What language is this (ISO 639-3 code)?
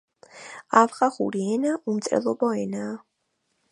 kat